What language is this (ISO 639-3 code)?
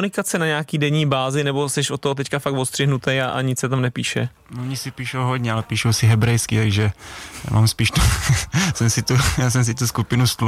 ces